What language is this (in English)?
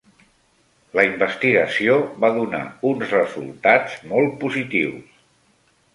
Catalan